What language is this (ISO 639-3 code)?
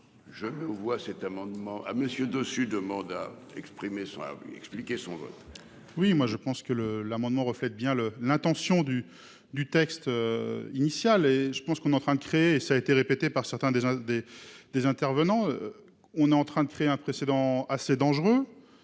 fra